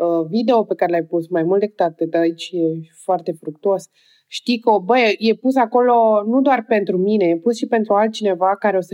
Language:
Romanian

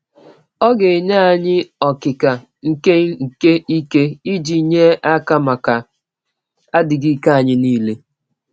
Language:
Igbo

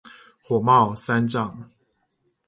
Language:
Chinese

